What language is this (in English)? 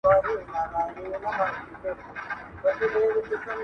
Pashto